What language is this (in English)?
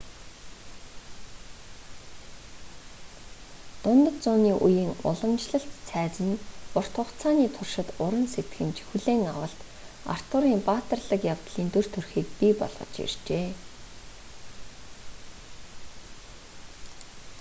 Mongolian